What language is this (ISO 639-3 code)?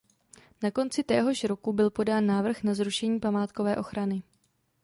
ces